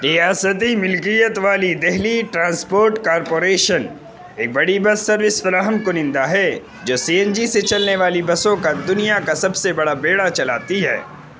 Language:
Urdu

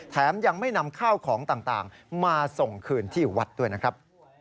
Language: Thai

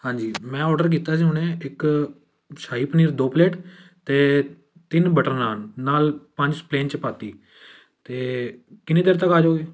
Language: Punjabi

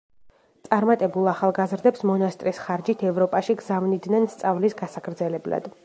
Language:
Georgian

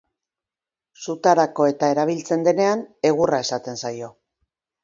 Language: Basque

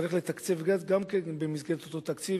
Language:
Hebrew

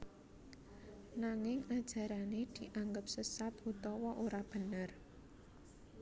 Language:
Javanese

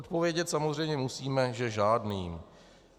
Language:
Czech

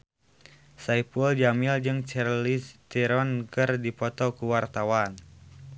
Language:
Sundanese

